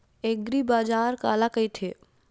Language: Chhattisgarhi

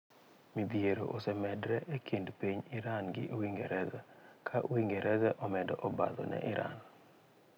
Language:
Luo (Kenya and Tanzania)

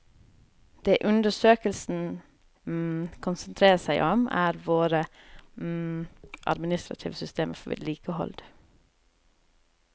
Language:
Norwegian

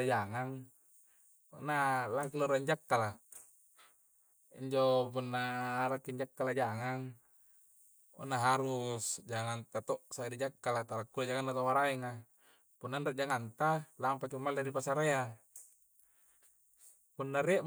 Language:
Coastal Konjo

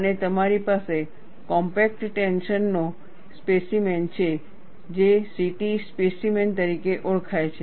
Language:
Gujarati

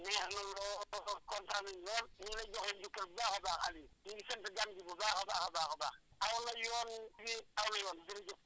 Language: Wolof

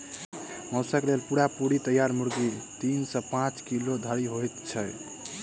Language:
Maithili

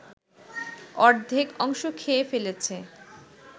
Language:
Bangla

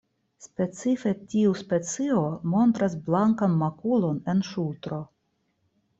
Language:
Esperanto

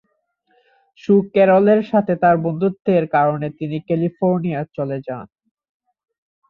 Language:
Bangla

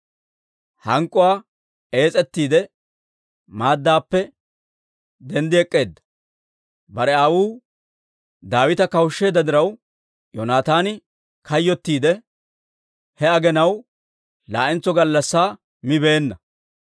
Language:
Dawro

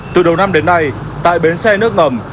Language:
Vietnamese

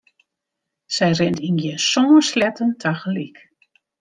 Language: Western Frisian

